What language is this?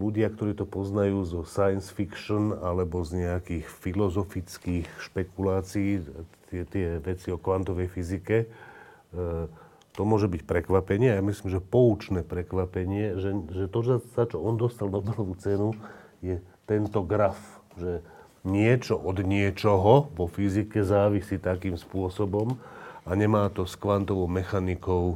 Slovak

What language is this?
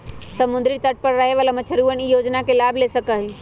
Magahi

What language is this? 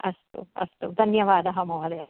Sanskrit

